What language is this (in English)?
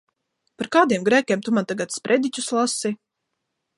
Latvian